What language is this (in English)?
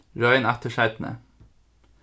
Faroese